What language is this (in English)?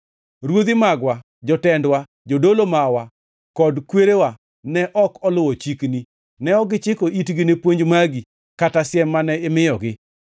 Luo (Kenya and Tanzania)